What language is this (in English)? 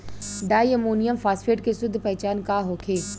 Bhojpuri